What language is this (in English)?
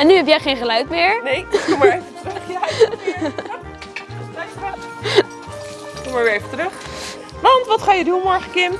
Dutch